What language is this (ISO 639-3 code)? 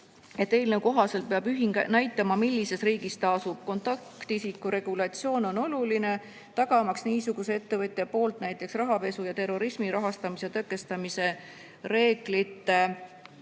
est